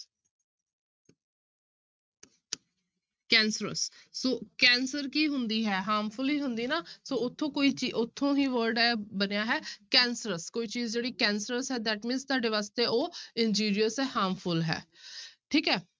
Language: Punjabi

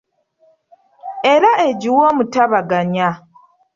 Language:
Ganda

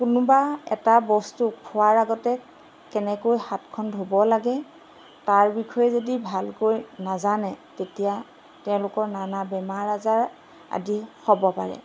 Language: Assamese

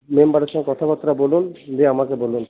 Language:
Bangla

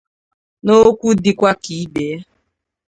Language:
Igbo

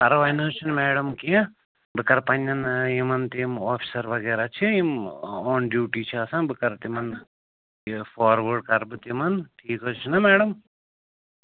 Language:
Kashmiri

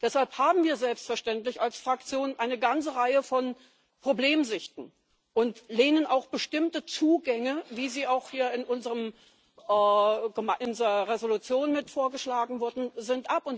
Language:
German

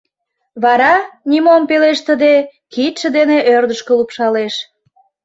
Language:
Mari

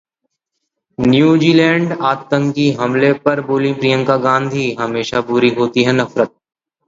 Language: Hindi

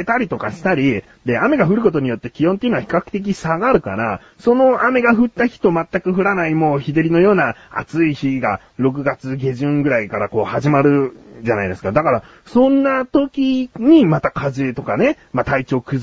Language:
Japanese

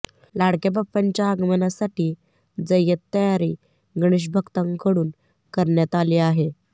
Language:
Marathi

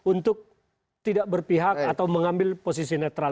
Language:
Indonesian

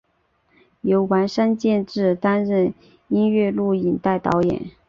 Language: Chinese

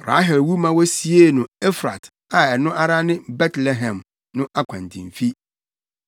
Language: Akan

